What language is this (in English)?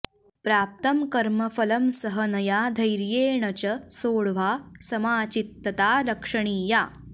Sanskrit